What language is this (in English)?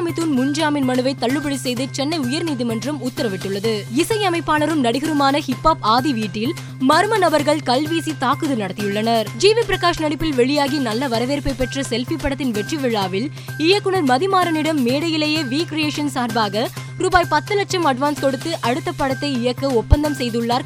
Tamil